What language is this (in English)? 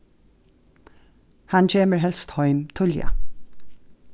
Faroese